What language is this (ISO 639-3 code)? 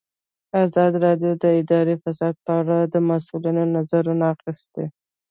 pus